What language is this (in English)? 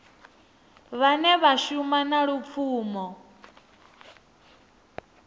Venda